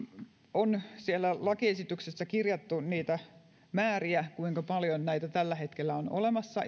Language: Finnish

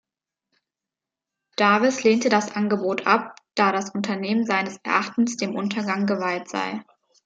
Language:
German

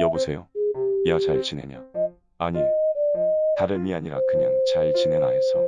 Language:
Korean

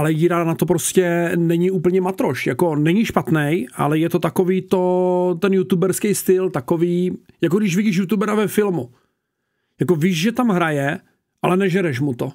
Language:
Czech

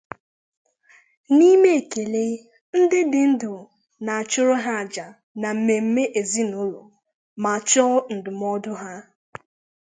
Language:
Igbo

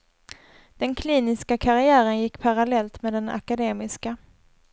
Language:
Swedish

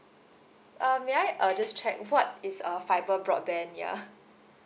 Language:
English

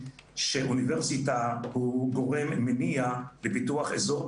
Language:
Hebrew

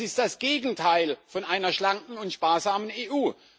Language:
German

